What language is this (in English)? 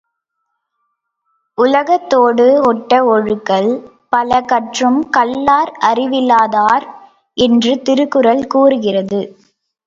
Tamil